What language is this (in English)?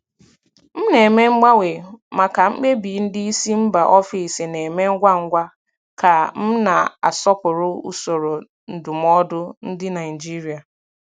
Igbo